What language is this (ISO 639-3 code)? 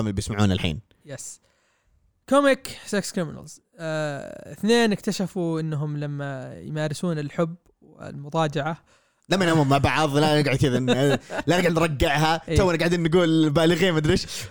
ara